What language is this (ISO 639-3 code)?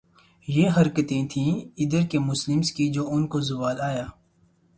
urd